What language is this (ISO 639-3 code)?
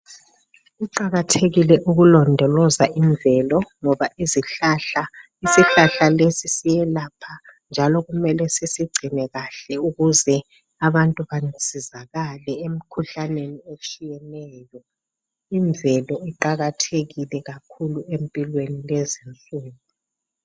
nde